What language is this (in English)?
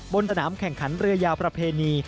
Thai